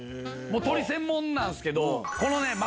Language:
Japanese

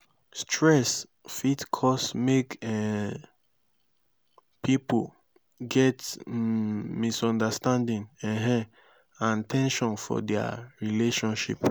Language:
Nigerian Pidgin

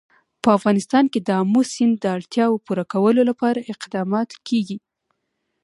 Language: Pashto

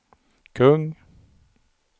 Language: Swedish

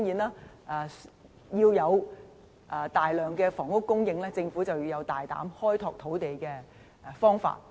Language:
Cantonese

